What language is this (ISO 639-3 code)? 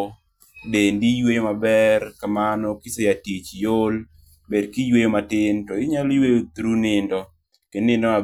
luo